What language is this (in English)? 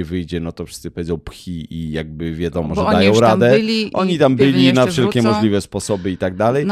Polish